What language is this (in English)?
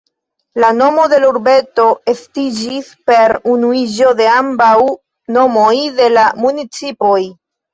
Esperanto